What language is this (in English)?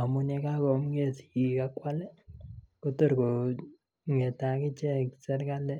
Kalenjin